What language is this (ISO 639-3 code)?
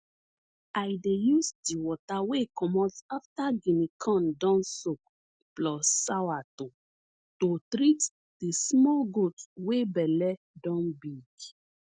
pcm